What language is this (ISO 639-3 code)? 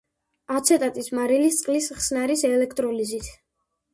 kat